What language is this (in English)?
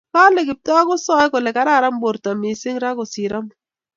Kalenjin